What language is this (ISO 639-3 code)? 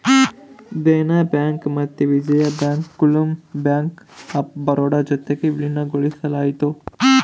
kan